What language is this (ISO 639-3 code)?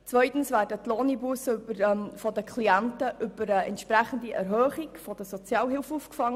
gsw